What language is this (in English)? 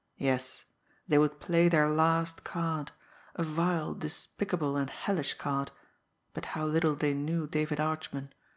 English